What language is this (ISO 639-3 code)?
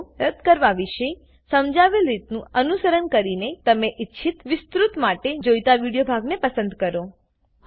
guj